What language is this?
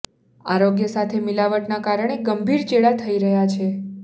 Gujarati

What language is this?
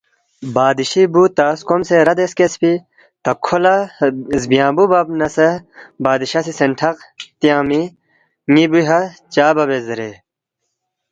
Balti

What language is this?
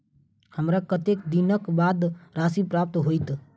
Maithili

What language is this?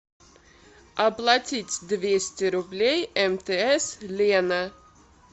Russian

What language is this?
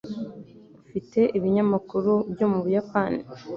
Kinyarwanda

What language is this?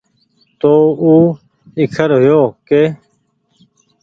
Goaria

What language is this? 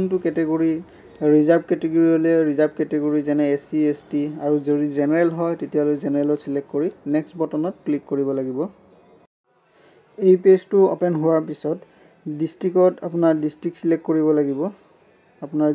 Hindi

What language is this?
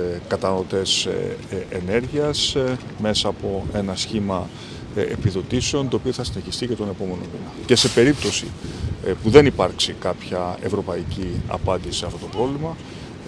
Greek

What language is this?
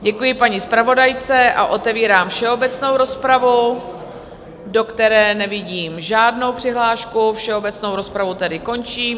Czech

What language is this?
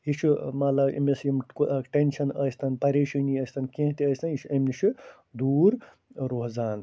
Kashmiri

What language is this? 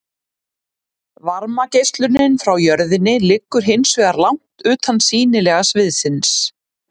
Icelandic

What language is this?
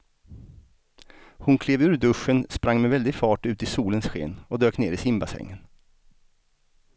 Swedish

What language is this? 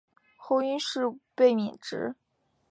Chinese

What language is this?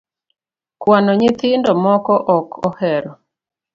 Luo (Kenya and Tanzania)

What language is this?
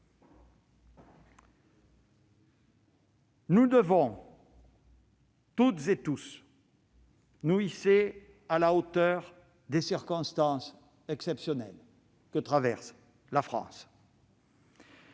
French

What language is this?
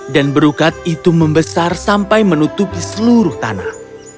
Indonesian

